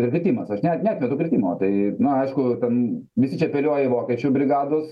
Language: Lithuanian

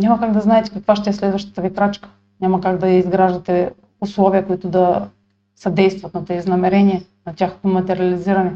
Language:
Bulgarian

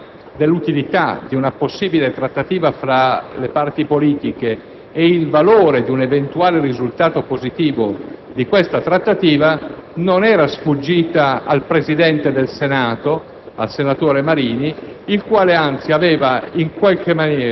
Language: Italian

